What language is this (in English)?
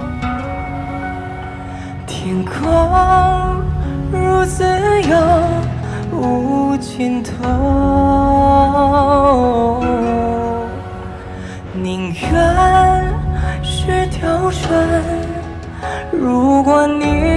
Chinese